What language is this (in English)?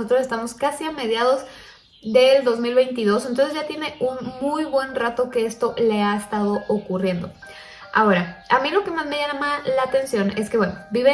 Spanish